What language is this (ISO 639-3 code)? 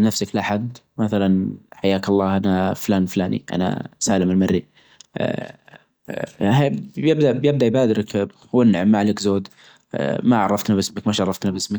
ars